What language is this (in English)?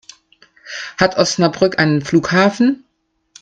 German